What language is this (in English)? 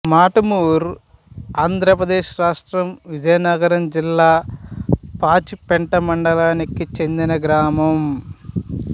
Telugu